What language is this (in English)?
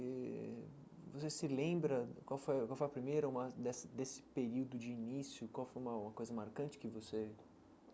Portuguese